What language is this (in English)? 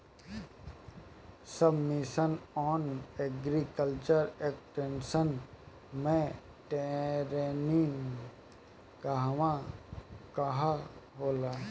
Bhojpuri